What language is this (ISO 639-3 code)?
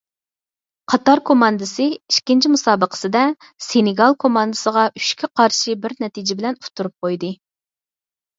uig